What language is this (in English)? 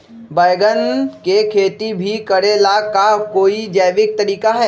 Magahi